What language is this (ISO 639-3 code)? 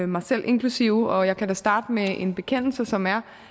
dan